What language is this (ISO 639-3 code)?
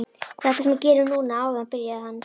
isl